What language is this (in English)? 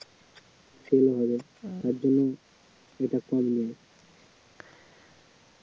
Bangla